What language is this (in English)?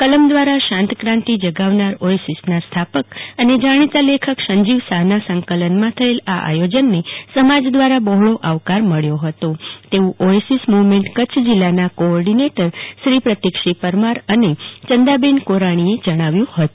Gujarati